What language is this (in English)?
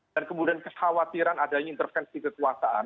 Indonesian